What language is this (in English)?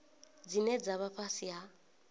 Venda